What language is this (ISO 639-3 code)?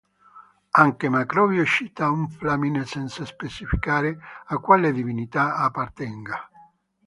ita